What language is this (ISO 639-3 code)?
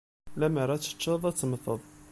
kab